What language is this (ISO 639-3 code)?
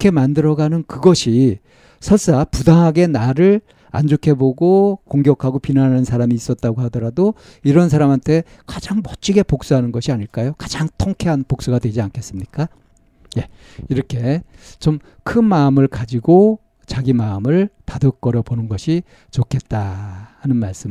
kor